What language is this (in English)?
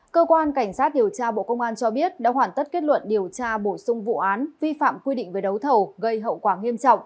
Vietnamese